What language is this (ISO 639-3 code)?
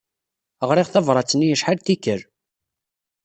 kab